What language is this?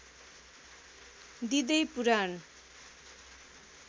Nepali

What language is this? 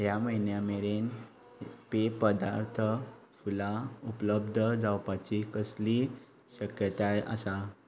Konkani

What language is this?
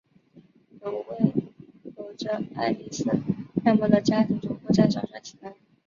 Chinese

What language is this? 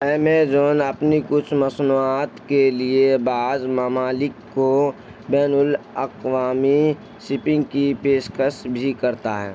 Urdu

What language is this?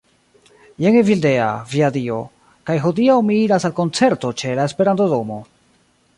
Esperanto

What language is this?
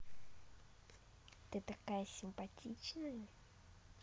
Russian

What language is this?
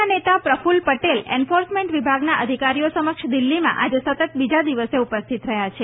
Gujarati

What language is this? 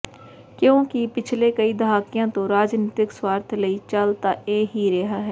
Punjabi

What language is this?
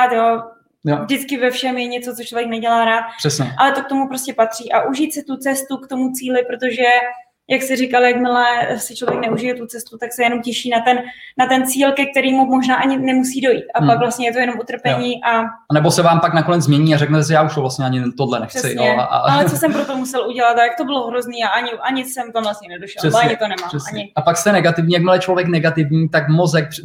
Czech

